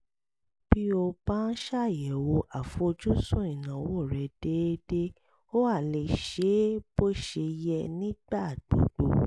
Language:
Yoruba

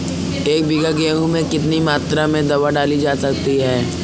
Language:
Hindi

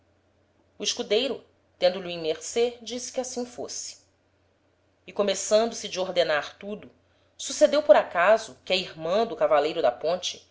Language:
Portuguese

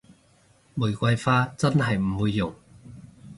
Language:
Cantonese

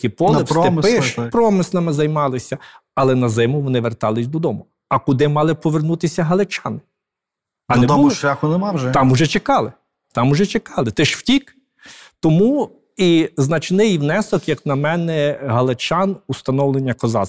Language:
Ukrainian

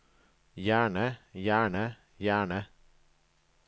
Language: Norwegian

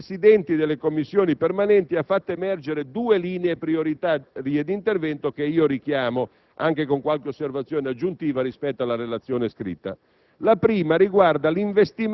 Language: Italian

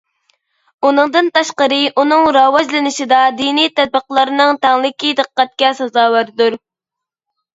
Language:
Uyghur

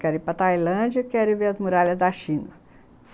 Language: Portuguese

